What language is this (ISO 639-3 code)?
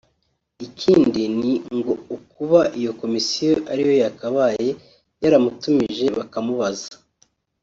kin